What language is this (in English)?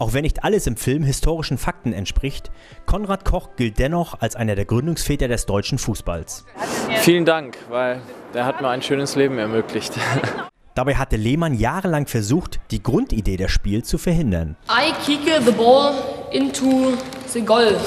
German